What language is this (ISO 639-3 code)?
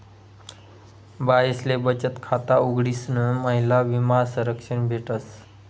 mar